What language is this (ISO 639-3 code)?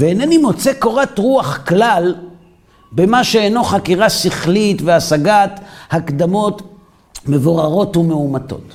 heb